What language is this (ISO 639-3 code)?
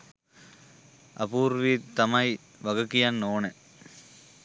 sin